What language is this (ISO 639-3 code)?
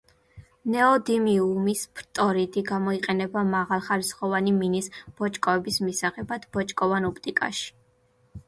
kat